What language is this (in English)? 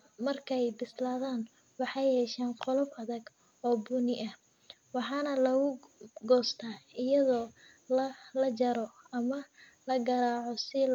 Somali